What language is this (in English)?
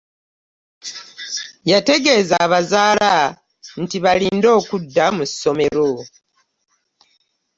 Ganda